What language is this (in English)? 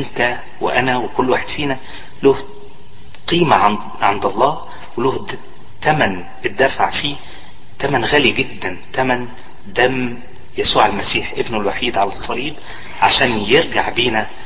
Arabic